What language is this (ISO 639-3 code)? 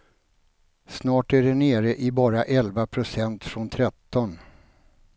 swe